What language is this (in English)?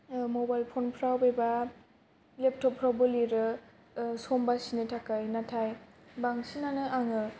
Bodo